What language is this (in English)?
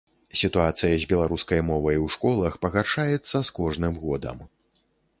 Belarusian